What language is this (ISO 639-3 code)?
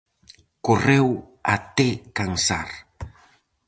glg